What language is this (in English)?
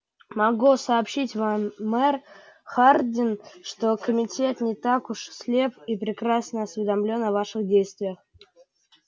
Russian